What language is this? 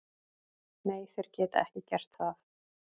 Icelandic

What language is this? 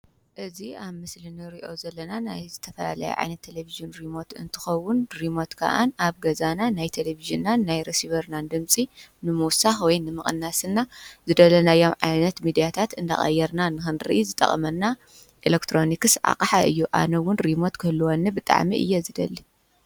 Tigrinya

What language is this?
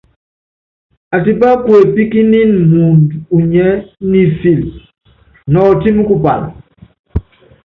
Yangben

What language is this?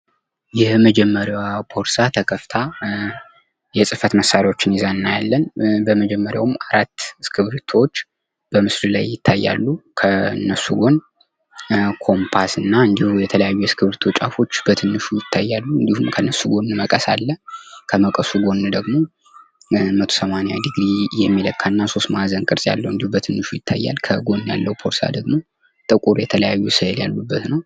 Amharic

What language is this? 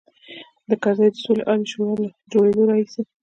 Pashto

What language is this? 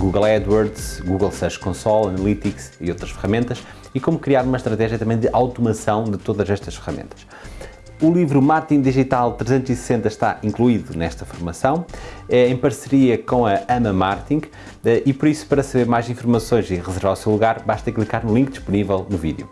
Portuguese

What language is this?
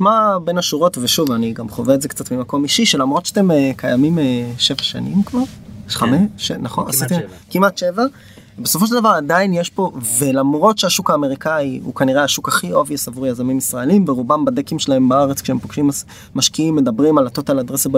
Hebrew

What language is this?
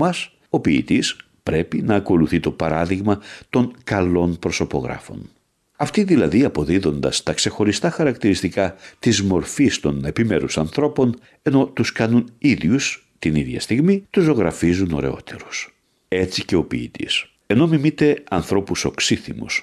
Greek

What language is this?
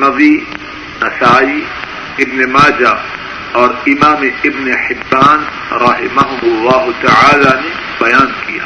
Urdu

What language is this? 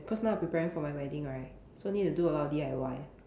English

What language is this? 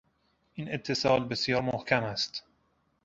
Persian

